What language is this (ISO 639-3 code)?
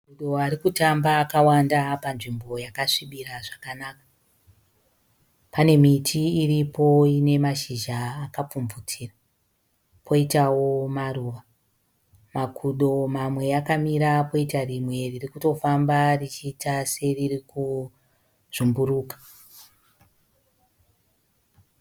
sna